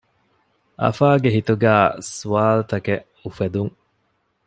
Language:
Divehi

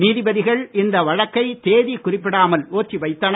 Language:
Tamil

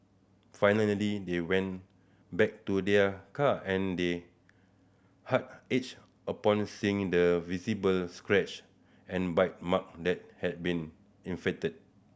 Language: English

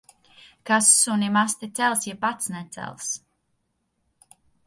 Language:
Latvian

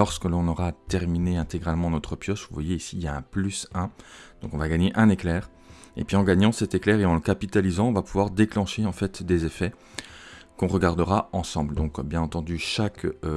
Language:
French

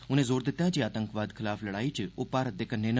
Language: Dogri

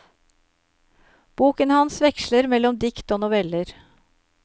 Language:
Norwegian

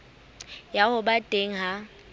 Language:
Southern Sotho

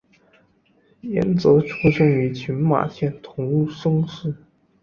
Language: Chinese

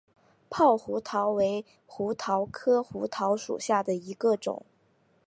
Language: Chinese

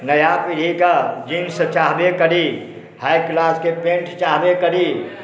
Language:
Maithili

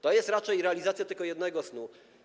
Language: Polish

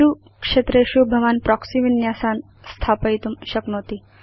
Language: Sanskrit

